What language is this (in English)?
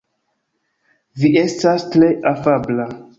Esperanto